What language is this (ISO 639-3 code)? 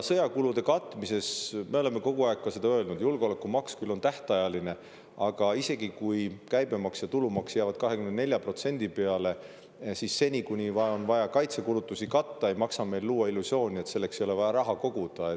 est